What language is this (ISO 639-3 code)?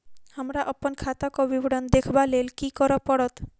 mai